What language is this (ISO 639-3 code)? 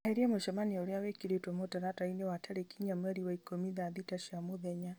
kik